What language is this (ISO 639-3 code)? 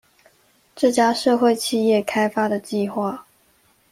zho